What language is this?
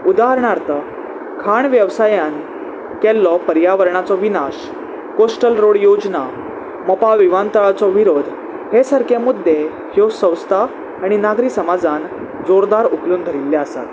Konkani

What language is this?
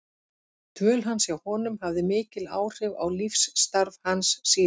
Icelandic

